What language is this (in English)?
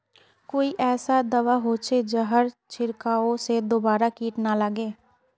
Magahi